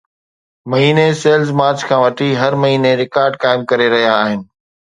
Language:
Sindhi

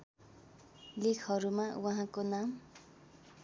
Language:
Nepali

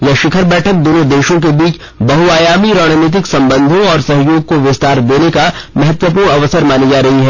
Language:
Hindi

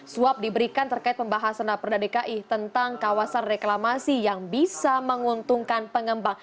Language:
Indonesian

